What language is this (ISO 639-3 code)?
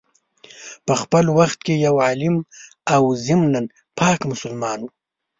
pus